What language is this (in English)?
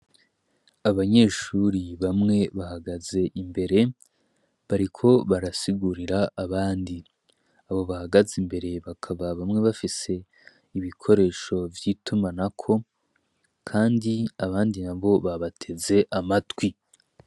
Rundi